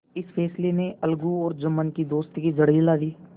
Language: Hindi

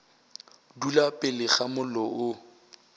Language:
Northern Sotho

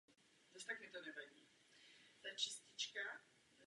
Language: Czech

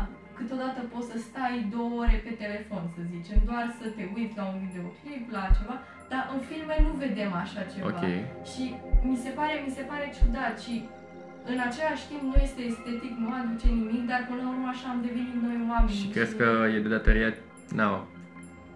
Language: Romanian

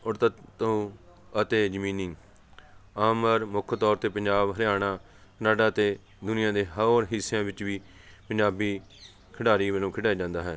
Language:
Punjabi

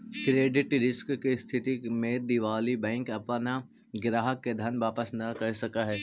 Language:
Magahi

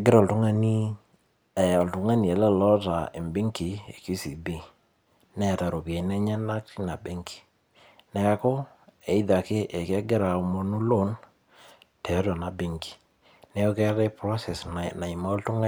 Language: Masai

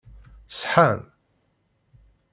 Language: Kabyle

